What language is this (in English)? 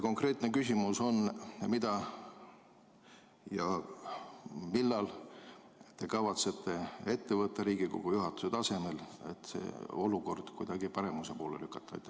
Estonian